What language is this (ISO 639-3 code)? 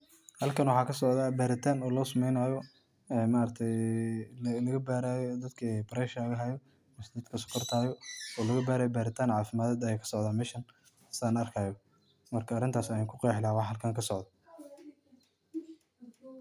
som